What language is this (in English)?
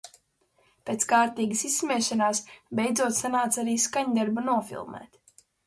Latvian